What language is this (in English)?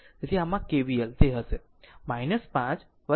Gujarati